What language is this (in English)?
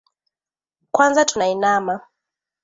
Swahili